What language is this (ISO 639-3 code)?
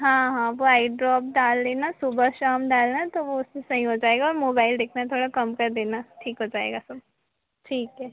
hin